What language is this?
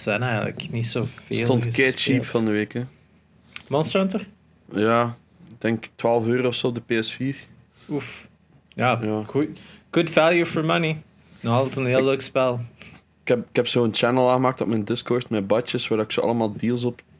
Dutch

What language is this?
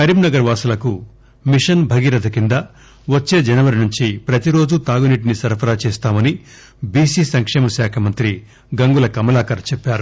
Telugu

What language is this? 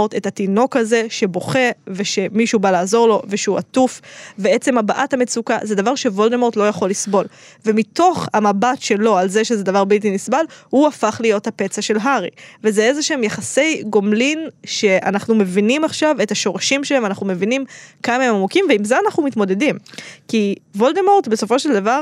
Hebrew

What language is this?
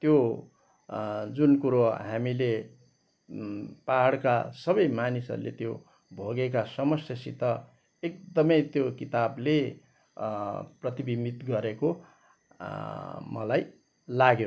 Nepali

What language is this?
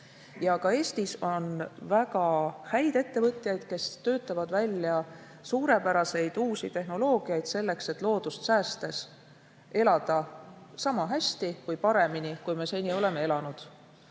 Estonian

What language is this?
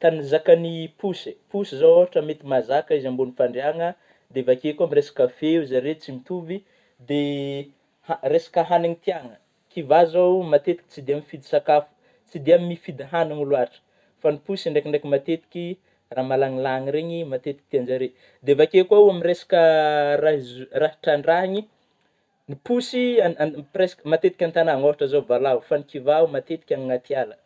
Northern Betsimisaraka Malagasy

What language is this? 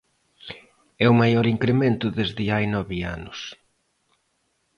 Galician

